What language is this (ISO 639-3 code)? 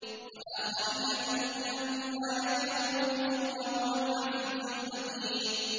ara